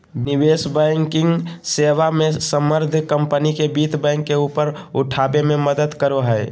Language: Magahi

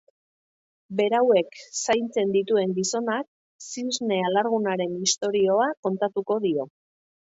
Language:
Basque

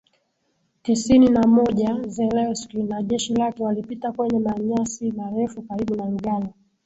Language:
Swahili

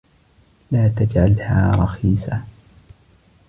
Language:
Arabic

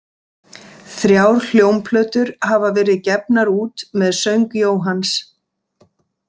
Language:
Icelandic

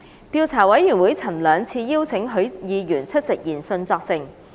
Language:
Cantonese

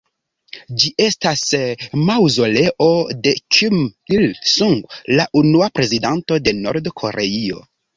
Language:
Esperanto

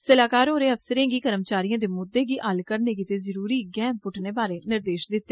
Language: Dogri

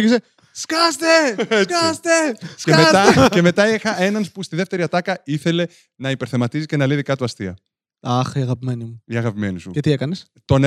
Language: Greek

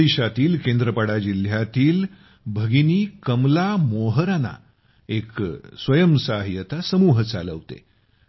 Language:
Marathi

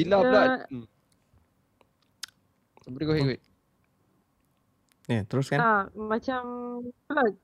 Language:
Malay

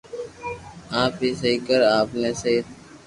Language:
Loarki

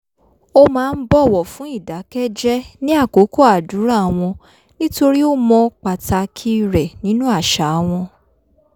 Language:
Yoruba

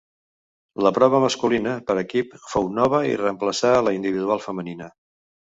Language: Catalan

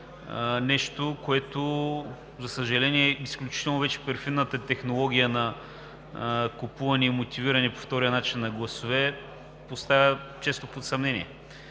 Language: Bulgarian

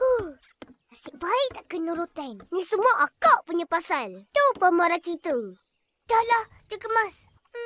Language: Malay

